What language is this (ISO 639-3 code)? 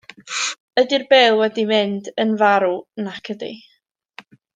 cym